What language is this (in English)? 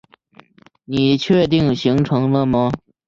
Chinese